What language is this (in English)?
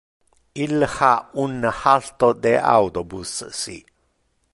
Interlingua